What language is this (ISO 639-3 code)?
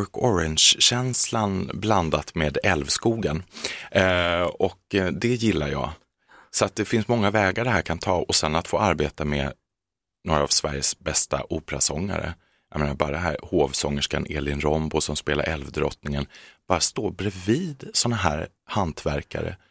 swe